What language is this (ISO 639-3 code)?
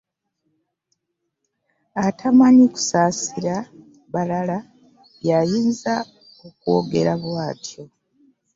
lug